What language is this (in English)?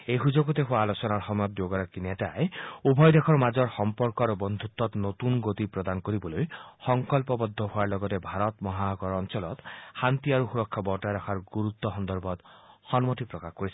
Assamese